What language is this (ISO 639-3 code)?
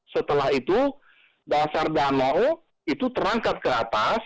ind